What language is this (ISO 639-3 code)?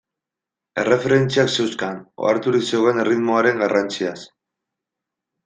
eus